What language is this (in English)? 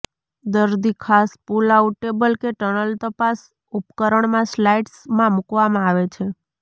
Gujarati